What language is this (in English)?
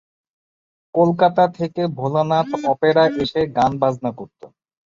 Bangla